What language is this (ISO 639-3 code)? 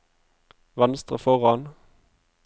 nor